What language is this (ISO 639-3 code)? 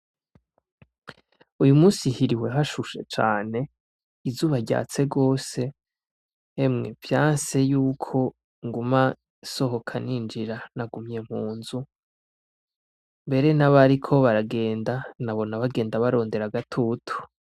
run